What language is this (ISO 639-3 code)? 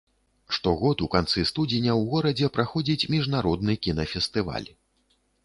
bel